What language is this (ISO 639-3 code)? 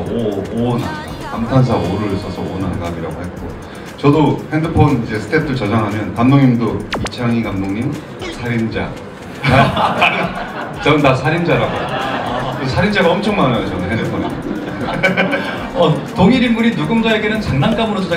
kor